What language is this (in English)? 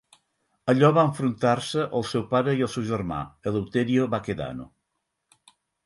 Catalan